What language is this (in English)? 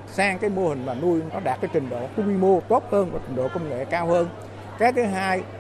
Vietnamese